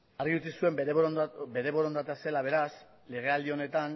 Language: Basque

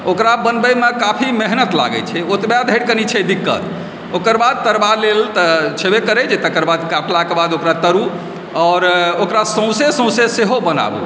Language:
Maithili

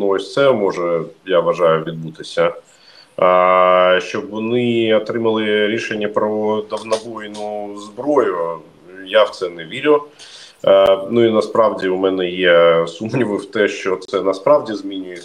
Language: Ukrainian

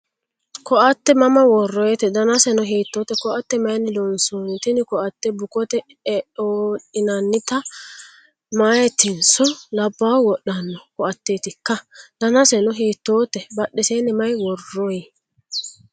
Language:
Sidamo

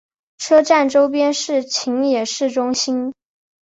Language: Chinese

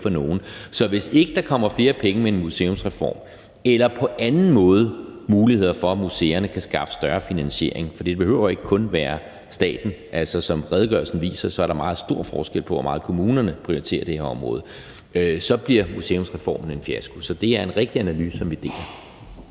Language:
Danish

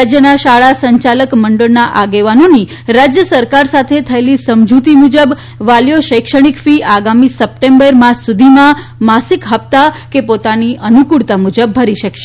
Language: Gujarati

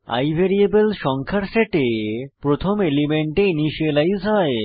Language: Bangla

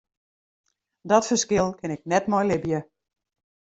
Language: Western Frisian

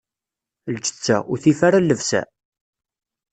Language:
Kabyle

